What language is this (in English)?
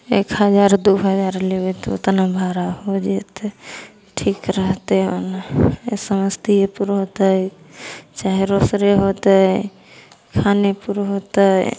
Maithili